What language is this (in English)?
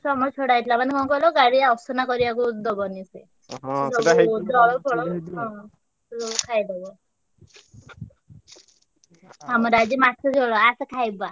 Odia